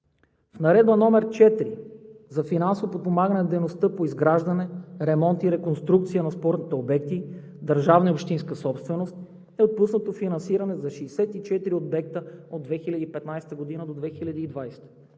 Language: Bulgarian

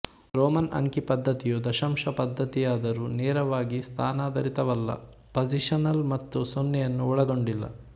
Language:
Kannada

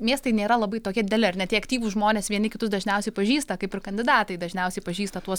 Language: Lithuanian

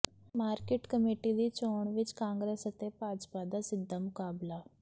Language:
Punjabi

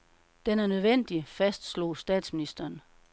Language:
Danish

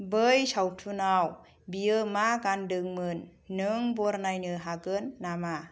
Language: Bodo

